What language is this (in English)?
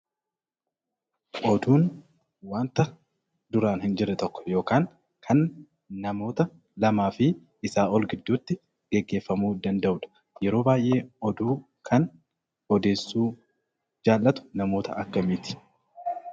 Oromo